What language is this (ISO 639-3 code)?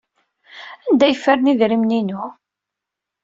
kab